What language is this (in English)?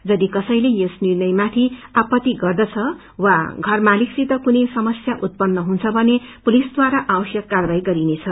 Nepali